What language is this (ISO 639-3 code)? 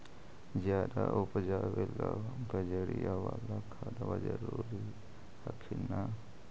mag